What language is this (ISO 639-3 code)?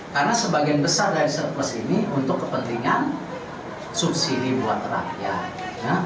ind